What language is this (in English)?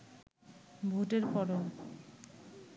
Bangla